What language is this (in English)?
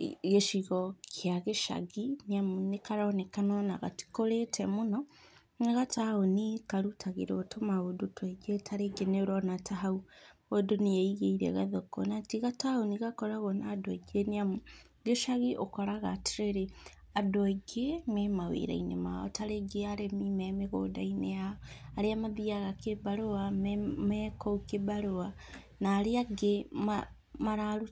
Kikuyu